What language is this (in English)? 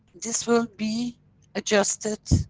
English